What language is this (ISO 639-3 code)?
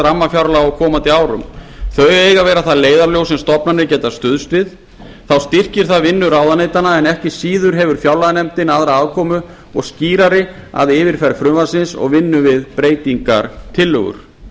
isl